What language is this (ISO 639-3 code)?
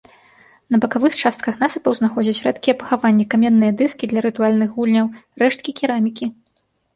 bel